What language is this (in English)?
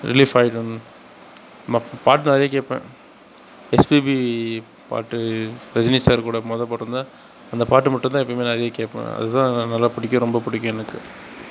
Tamil